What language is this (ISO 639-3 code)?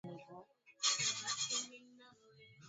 swa